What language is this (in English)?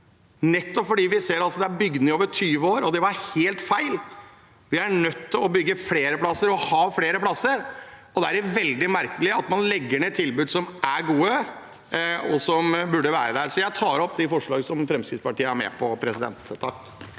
Norwegian